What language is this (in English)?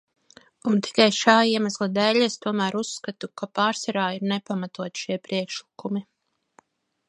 Latvian